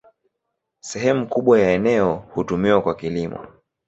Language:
Swahili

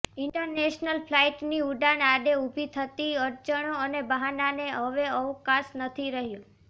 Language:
Gujarati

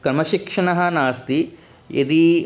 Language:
Sanskrit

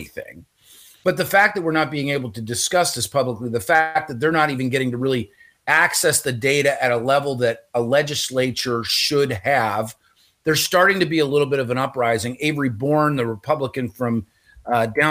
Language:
English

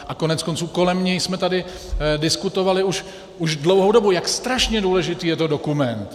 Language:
Czech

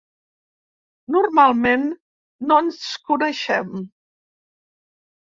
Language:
Catalan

